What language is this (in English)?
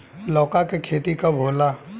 Bhojpuri